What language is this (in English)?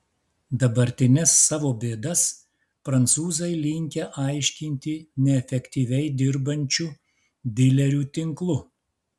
Lithuanian